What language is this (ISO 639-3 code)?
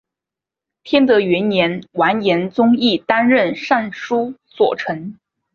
zho